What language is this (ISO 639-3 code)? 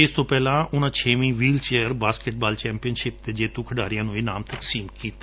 pan